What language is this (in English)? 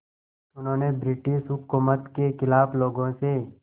Hindi